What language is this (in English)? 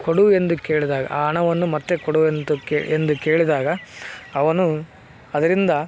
Kannada